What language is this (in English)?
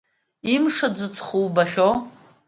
Abkhazian